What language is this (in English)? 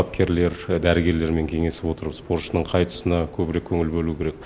Kazakh